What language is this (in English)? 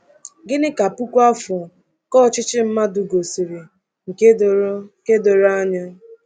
Igbo